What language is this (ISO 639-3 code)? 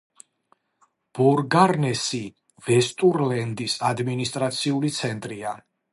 kat